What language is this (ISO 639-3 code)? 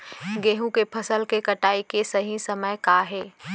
hne